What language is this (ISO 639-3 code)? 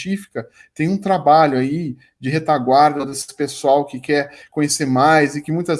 por